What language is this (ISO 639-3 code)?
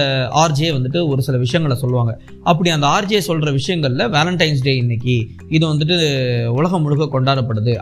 tam